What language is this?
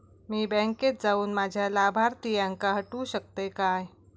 Marathi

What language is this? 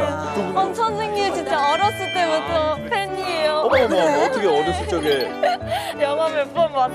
Korean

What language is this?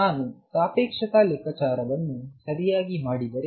Kannada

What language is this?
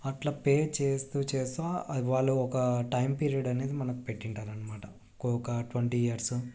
Telugu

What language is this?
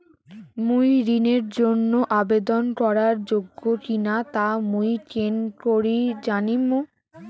Bangla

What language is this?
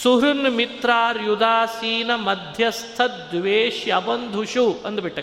Kannada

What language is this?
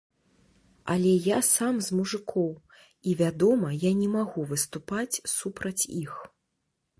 Belarusian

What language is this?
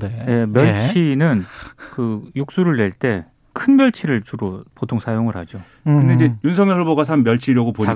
Korean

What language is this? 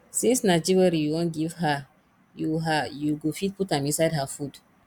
Nigerian Pidgin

